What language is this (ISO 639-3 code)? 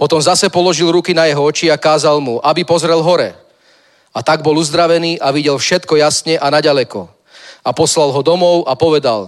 ces